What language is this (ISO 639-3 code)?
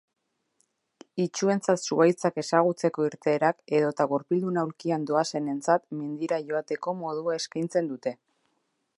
eus